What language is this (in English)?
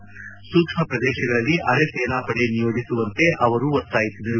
Kannada